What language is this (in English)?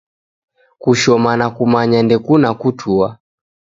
Taita